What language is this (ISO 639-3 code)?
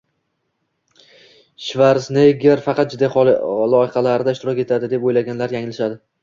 uzb